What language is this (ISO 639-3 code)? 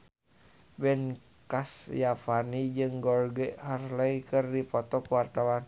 sun